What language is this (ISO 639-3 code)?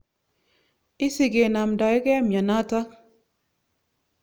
kln